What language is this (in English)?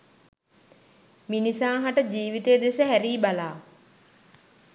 Sinhala